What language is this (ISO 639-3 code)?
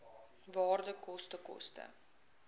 afr